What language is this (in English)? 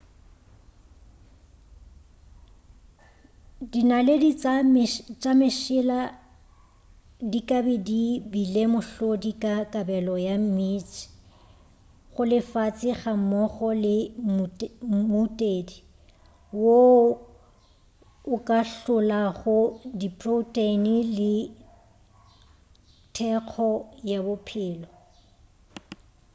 Northern Sotho